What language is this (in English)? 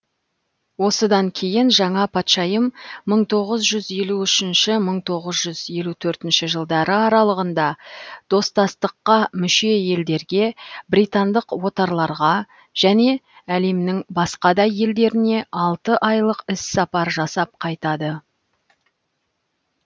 Kazakh